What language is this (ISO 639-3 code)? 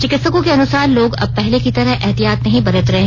hin